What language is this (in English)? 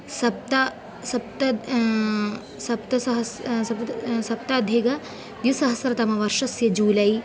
Sanskrit